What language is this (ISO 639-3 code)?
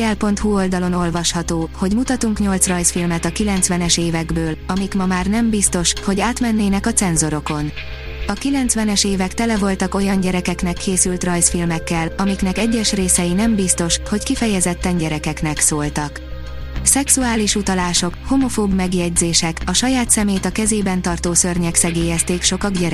hun